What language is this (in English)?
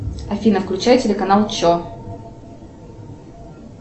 Russian